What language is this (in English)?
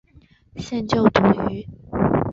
Chinese